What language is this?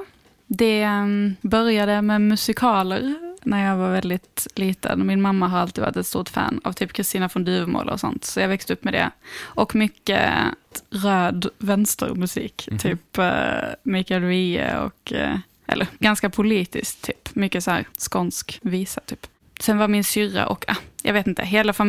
Swedish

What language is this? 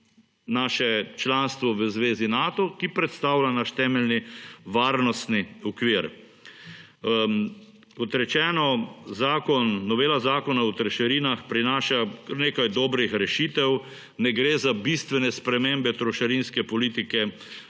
Slovenian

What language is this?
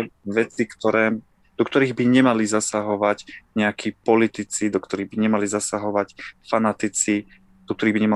Slovak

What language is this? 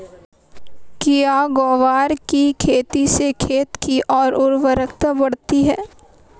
Hindi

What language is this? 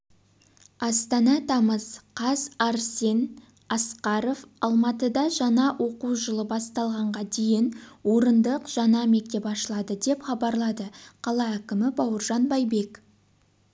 Kazakh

